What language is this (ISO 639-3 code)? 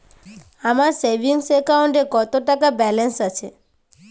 ben